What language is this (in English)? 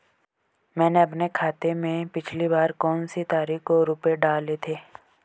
Hindi